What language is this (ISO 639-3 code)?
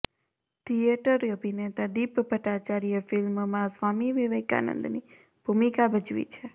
guj